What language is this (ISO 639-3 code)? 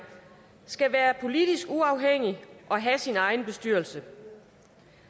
dan